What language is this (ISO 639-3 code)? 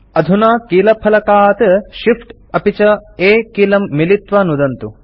san